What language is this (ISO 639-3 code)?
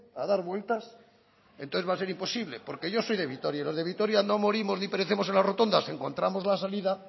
spa